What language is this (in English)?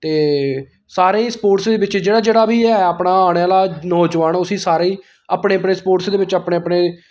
Dogri